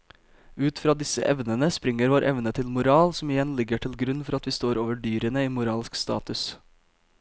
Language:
Norwegian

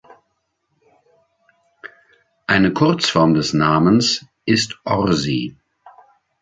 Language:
German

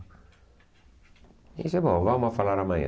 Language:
Portuguese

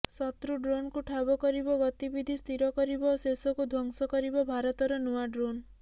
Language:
Odia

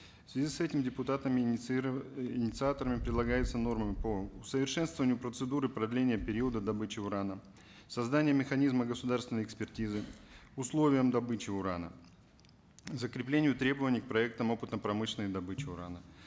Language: Kazakh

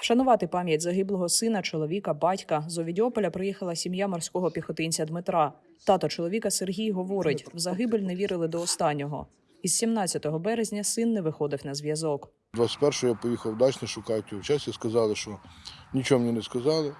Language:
Ukrainian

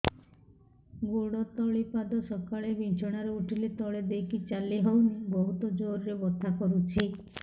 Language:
Odia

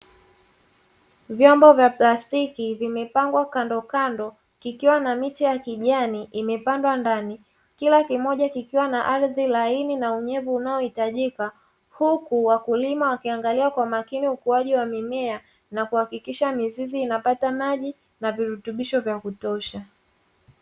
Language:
Swahili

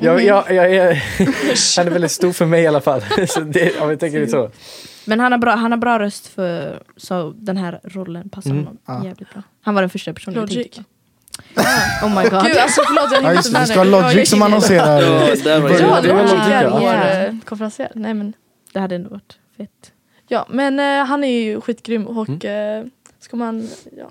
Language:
Swedish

